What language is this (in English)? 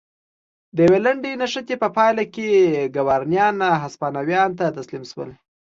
Pashto